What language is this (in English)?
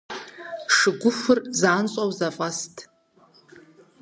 Kabardian